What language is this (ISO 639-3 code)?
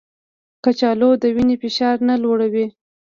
pus